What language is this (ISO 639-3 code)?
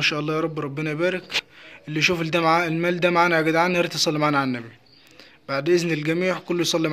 ara